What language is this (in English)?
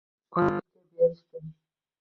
Uzbek